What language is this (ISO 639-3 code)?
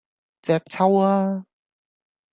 yue